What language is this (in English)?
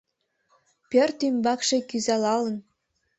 Mari